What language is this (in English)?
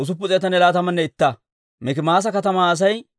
Dawro